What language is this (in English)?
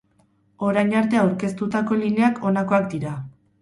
Basque